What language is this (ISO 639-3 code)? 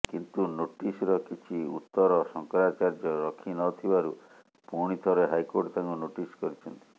ori